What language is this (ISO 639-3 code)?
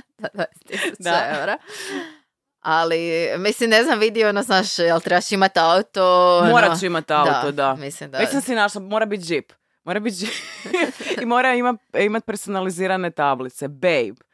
hrv